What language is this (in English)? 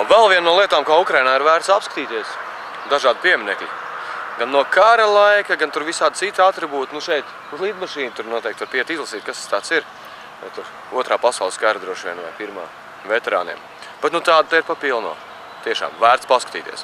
Latvian